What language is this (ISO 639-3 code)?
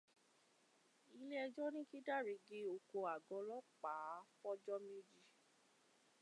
yor